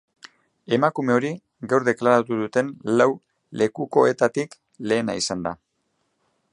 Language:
Basque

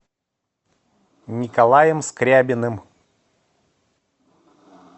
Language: Russian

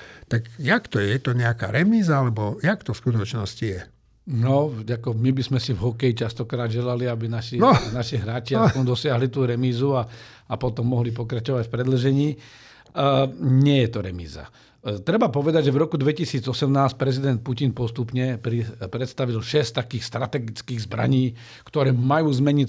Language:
Slovak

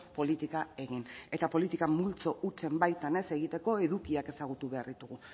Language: Basque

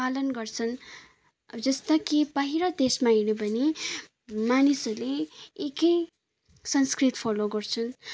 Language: Nepali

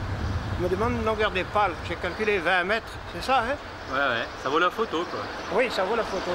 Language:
French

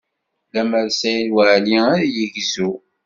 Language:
Kabyle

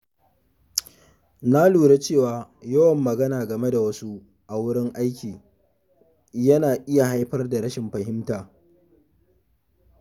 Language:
Hausa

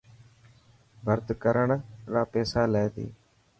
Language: Dhatki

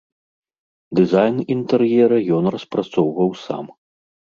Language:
Belarusian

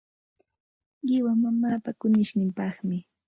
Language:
Santa Ana de Tusi Pasco Quechua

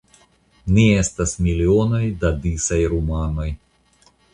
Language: Esperanto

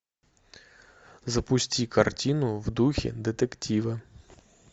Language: Russian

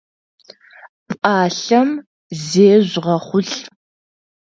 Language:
Adyghe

